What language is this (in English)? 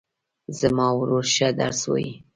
Pashto